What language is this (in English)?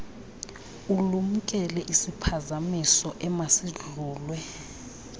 Xhosa